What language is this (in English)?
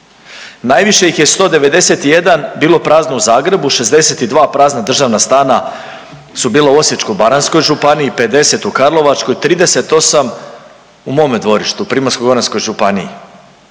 Croatian